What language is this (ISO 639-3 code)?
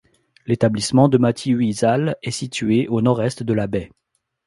fra